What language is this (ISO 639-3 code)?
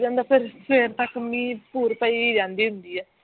pan